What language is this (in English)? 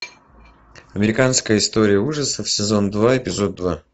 Russian